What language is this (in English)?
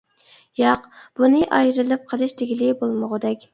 Uyghur